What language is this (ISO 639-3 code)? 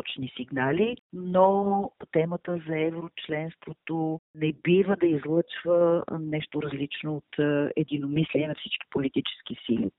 bul